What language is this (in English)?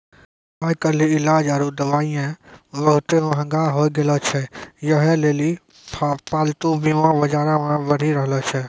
Maithili